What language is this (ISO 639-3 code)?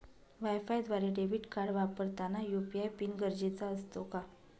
mar